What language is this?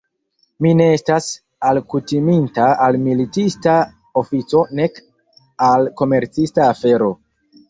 Esperanto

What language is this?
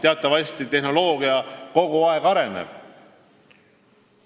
Estonian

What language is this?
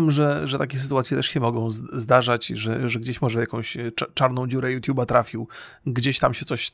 Polish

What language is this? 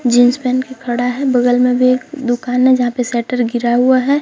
Hindi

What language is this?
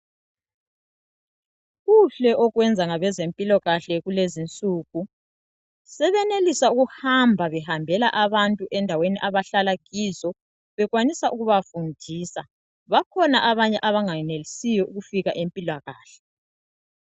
North Ndebele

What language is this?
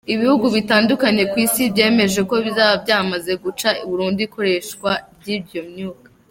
Kinyarwanda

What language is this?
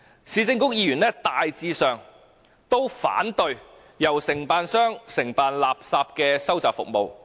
Cantonese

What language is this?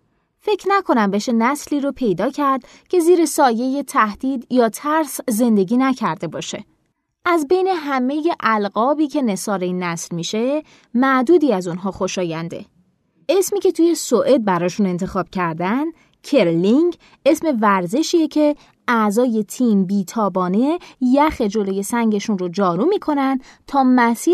Persian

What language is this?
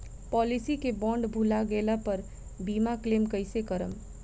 Bhojpuri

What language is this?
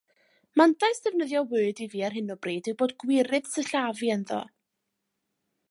Welsh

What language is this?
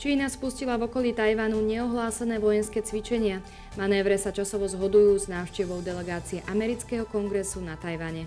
Slovak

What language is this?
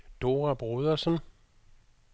Danish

